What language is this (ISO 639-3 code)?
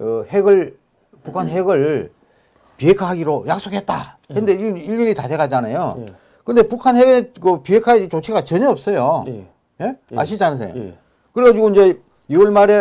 kor